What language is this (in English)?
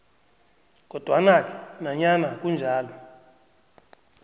South Ndebele